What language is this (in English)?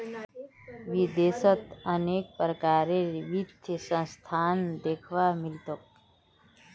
Magahi